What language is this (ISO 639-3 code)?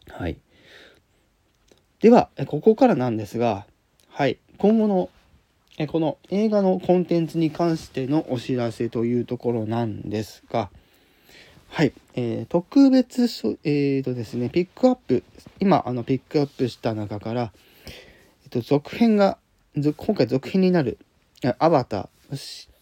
jpn